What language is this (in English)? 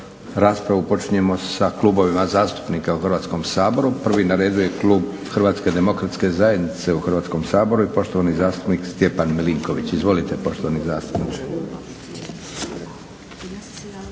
Croatian